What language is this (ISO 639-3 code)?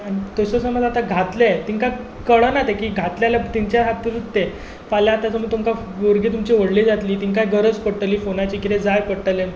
kok